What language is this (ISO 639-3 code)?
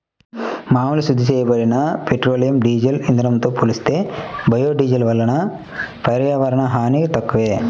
tel